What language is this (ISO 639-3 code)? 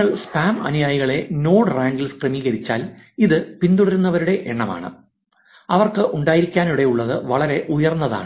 mal